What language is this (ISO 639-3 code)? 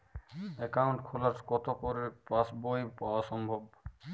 ben